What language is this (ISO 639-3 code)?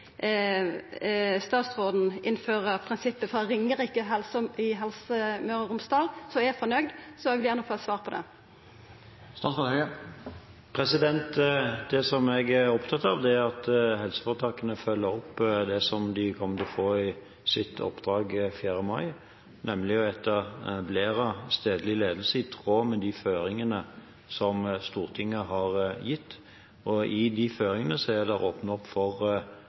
nor